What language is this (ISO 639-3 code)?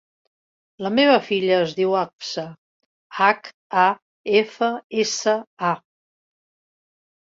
cat